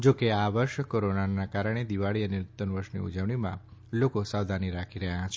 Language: Gujarati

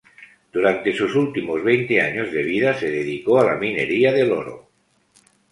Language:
Spanish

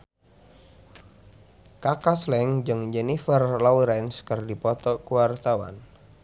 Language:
Sundanese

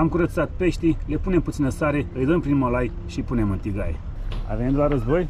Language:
Romanian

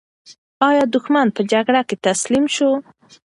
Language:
Pashto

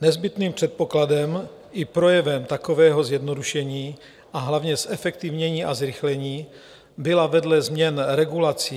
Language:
Czech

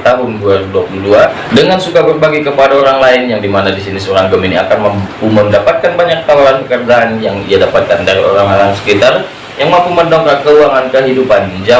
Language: Indonesian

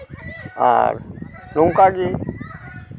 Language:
Santali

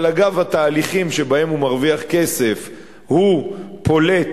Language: Hebrew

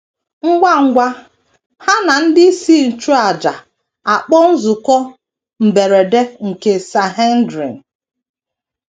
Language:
Igbo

